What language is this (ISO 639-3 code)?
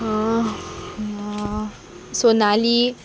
kok